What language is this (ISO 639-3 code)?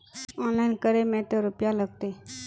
mag